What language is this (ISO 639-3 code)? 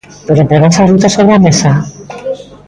glg